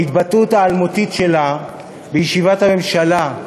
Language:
Hebrew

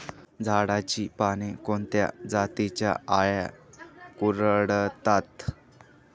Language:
Marathi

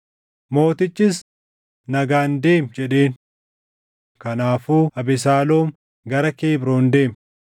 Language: Oromo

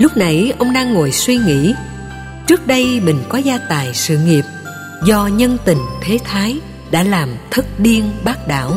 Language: Vietnamese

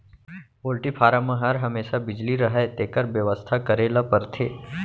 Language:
Chhattisgarhi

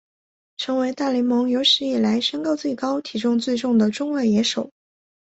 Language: Chinese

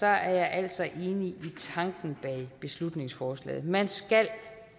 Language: Danish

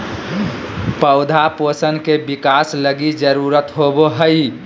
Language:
Magahi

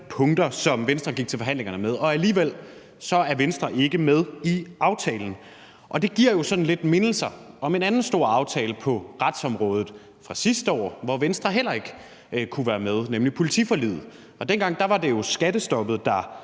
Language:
Danish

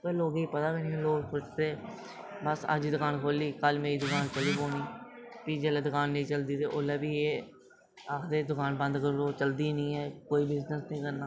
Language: Dogri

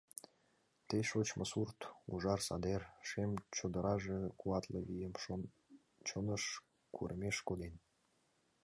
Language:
Mari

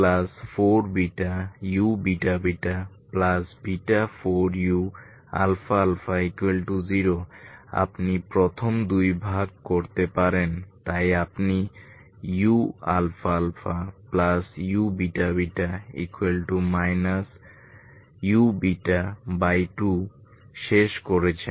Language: Bangla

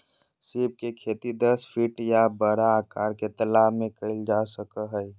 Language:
Magahi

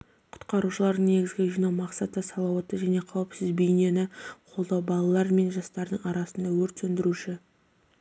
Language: Kazakh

